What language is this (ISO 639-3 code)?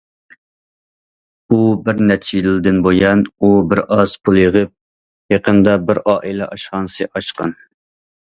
uig